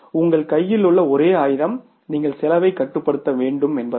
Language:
Tamil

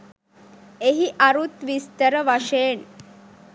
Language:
Sinhala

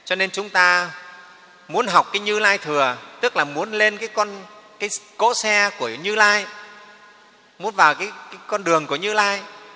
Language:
Vietnamese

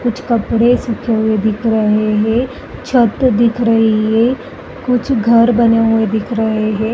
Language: Hindi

